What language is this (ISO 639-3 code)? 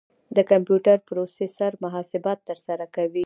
pus